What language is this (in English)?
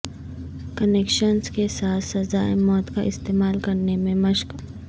Urdu